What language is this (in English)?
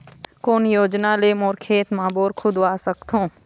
Chhattisgarhi